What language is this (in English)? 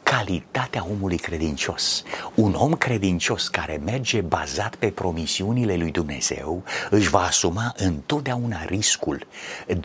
Romanian